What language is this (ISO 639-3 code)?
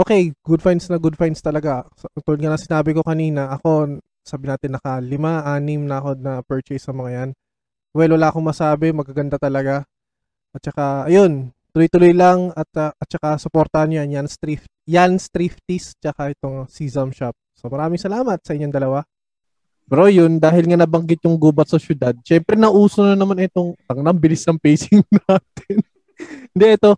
fil